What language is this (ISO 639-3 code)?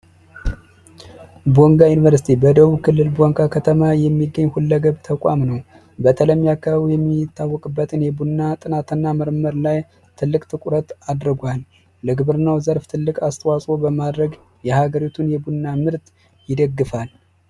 amh